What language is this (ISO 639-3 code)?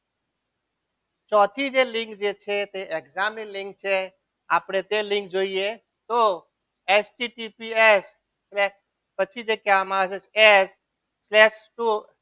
guj